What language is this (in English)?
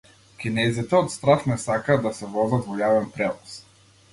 Macedonian